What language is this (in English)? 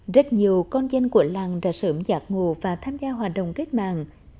Vietnamese